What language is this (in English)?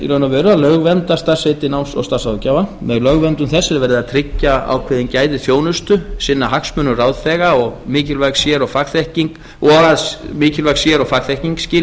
Icelandic